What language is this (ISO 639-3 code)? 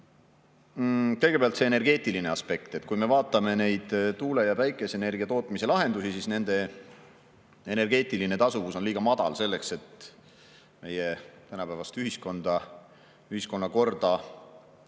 est